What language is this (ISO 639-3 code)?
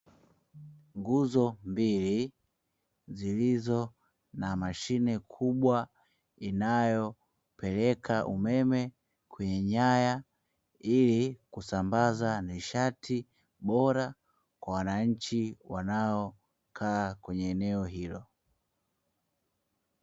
swa